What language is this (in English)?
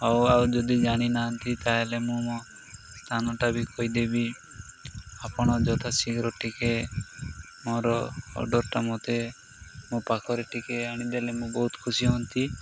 Odia